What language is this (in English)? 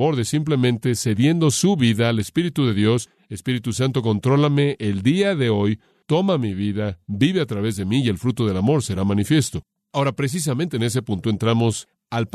Spanish